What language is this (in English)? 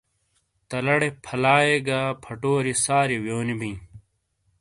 Shina